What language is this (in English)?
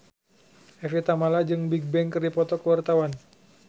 Sundanese